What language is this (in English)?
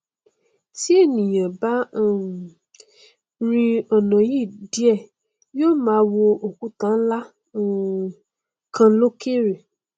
Yoruba